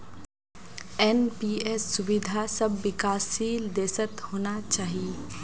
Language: Magahi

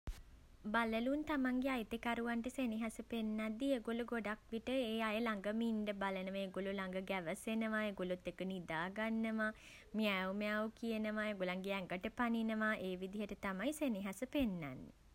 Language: Sinhala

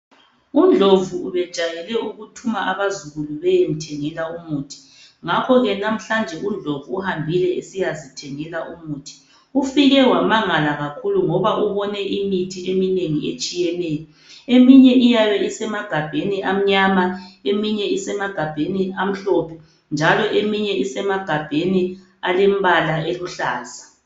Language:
North Ndebele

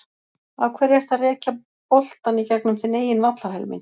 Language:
Icelandic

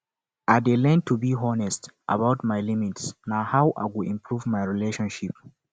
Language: Nigerian Pidgin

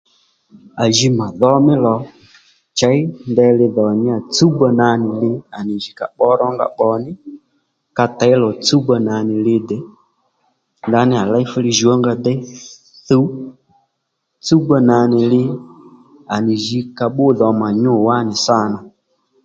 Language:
Lendu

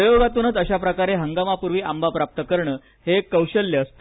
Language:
Marathi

